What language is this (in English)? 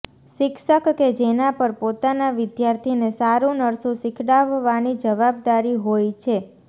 Gujarati